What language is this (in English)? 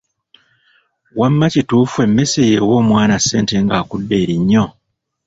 Ganda